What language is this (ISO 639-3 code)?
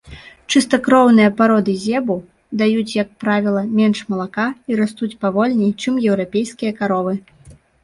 bel